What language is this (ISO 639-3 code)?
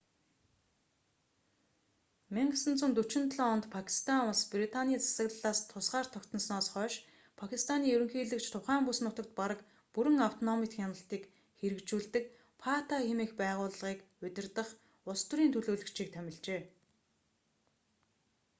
mon